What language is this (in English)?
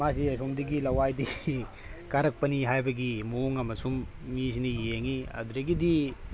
Manipuri